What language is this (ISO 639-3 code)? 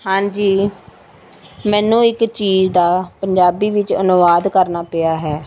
pan